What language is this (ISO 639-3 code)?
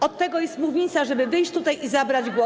pol